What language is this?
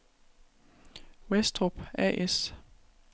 Danish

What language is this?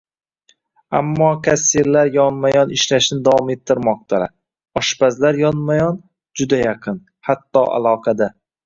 Uzbek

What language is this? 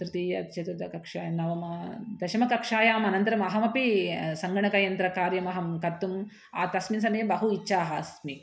Sanskrit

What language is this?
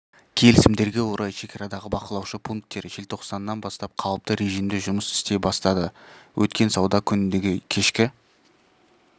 Kazakh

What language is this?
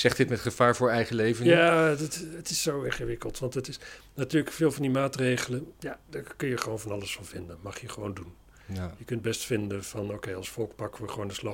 Dutch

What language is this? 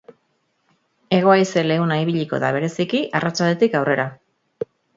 Basque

